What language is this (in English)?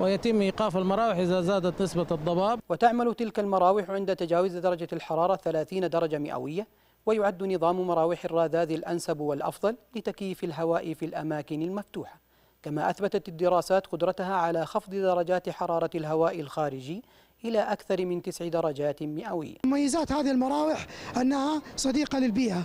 Arabic